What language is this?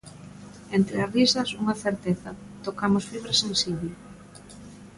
Galician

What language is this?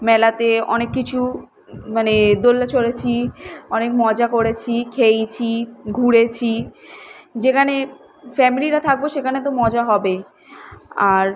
Bangla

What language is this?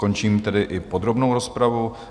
Czech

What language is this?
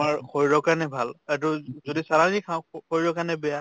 Assamese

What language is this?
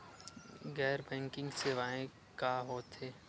Chhattisgarhi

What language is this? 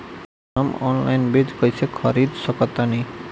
Bhojpuri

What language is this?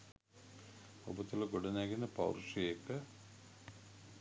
Sinhala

